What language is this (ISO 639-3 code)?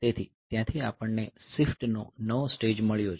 guj